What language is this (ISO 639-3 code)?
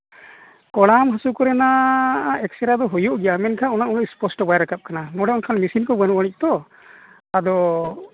sat